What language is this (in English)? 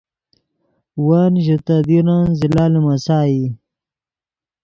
Yidgha